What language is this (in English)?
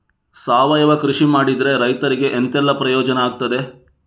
Kannada